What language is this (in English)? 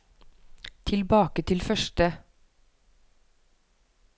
Norwegian